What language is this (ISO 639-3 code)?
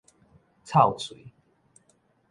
nan